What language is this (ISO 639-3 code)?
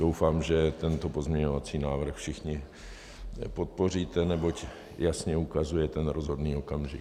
ces